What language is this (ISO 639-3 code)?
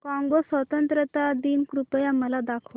mar